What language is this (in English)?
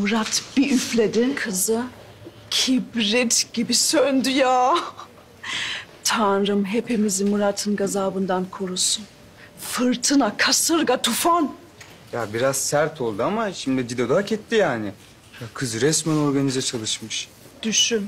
Turkish